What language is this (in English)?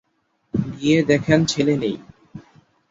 Bangla